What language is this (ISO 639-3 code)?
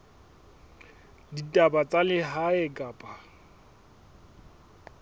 sot